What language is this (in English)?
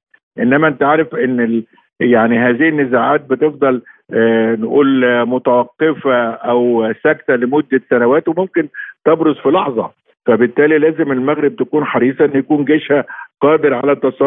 Arabic